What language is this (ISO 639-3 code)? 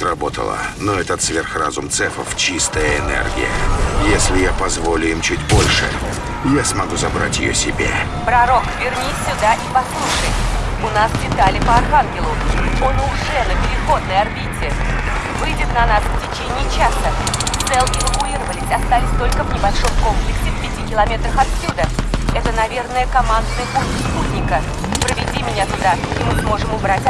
rus